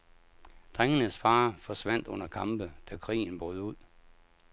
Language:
Danish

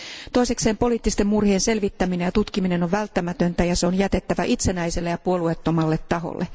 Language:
Finnish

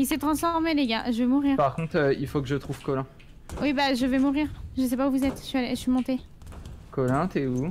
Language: French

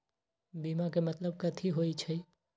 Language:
Magahi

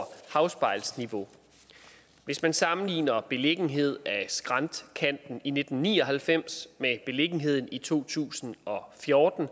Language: Danish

